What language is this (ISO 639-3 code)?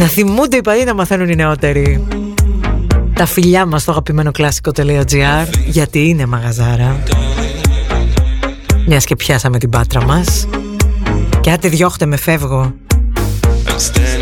ell